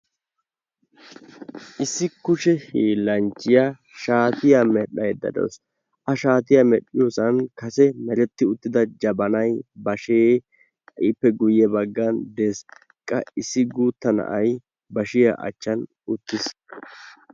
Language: Wolaytta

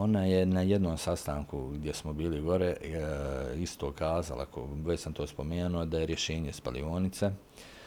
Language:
Croatian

